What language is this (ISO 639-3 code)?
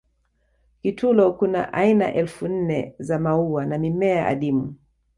swa